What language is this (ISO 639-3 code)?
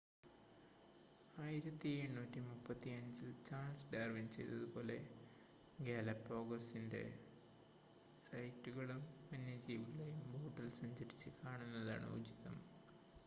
mal